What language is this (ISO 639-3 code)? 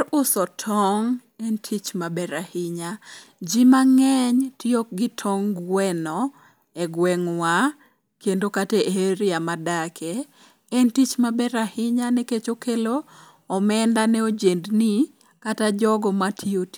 luo